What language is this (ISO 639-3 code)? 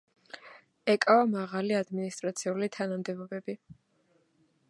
kat